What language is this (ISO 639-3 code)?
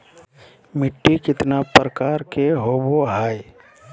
mag